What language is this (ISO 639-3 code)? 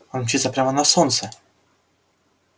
rus